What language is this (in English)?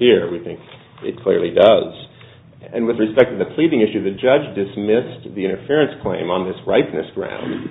English